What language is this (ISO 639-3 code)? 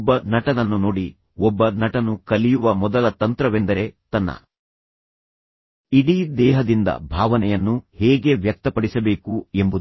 kan